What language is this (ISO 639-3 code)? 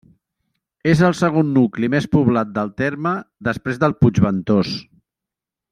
cat